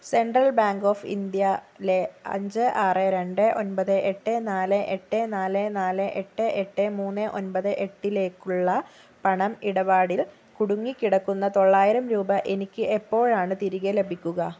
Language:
Malayalam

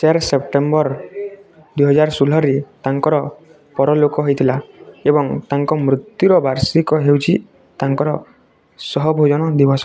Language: Odia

